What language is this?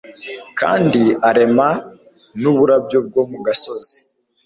Kinyarwanda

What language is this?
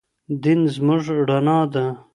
Pashto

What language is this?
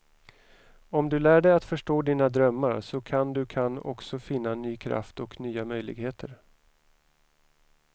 Swedish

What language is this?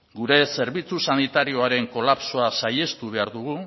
Basque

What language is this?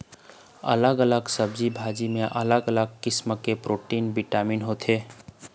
Chhattisgarhi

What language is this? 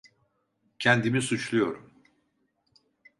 Turkish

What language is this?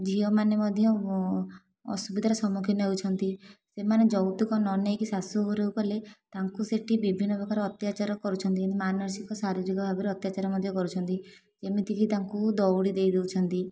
Odia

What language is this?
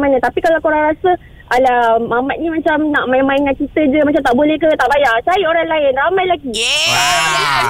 Malay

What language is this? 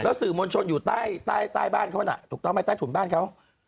Thai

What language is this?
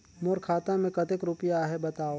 Chhattisgarhi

